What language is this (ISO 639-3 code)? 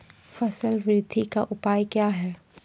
mai